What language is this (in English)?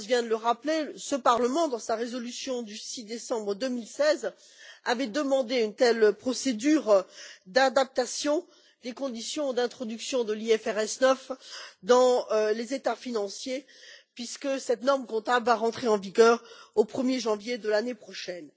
French